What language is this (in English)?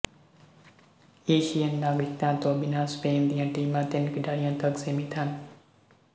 Punjabi